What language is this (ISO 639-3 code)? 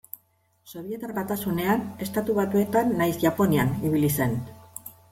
eus